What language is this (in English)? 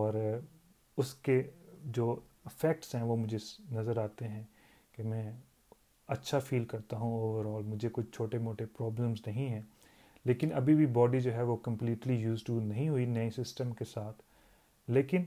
Urdu